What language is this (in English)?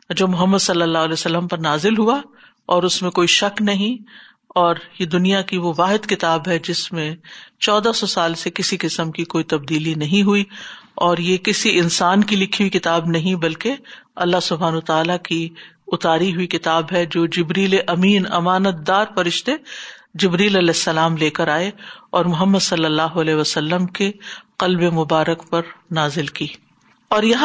Urdu